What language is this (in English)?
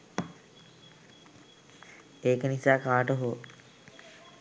Sinhala